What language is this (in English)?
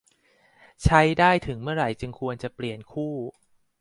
Thai